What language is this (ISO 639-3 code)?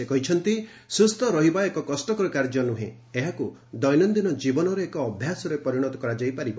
ori